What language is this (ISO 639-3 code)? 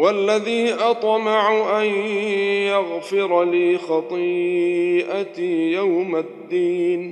ara